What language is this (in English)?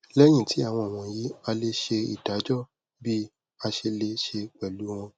Yoruba